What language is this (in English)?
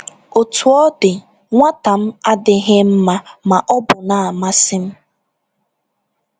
Igbo